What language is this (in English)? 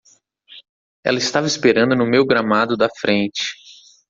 Portuguese